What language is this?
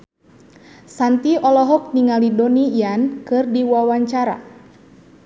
Sundanese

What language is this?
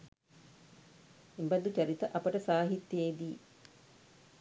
Sinhala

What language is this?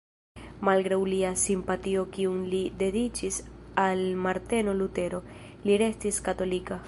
Esperanto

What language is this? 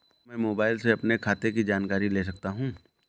Hindi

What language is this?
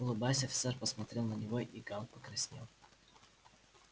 Russian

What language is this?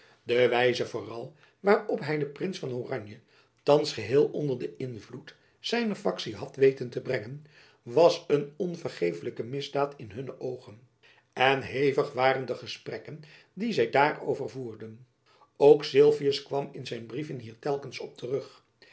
Dutch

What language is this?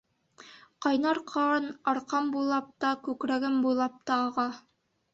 Bashkir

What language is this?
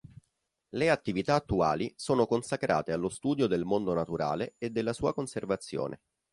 Italian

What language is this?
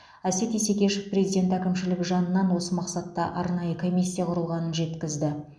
Kazakh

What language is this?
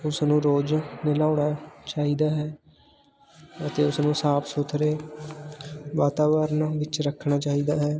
Punjabi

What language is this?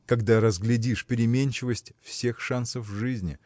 Russian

